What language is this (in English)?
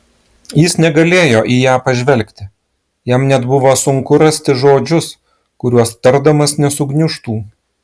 Lithuanian